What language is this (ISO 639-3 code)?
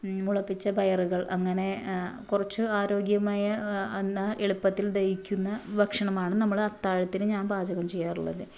mal